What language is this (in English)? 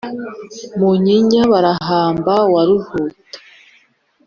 Kinyarwanda